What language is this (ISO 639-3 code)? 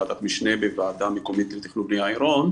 heb